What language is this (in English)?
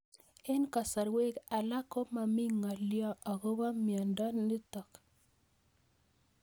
Kalenjin